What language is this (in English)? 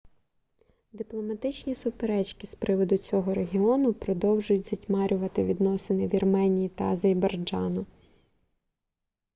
Ukrainian